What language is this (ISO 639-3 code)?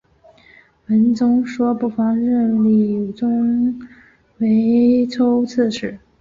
zho